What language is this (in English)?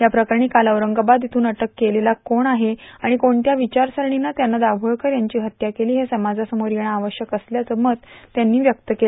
Marathi